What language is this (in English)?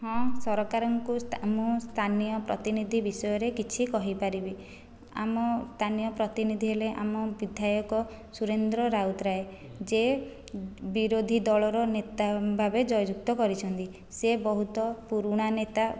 Odia